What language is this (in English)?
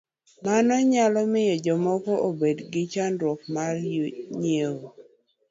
Luo (Kenya and Tanzania)